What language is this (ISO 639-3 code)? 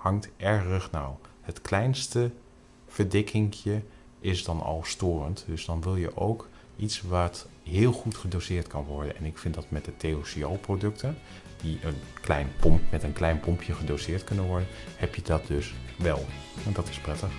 nld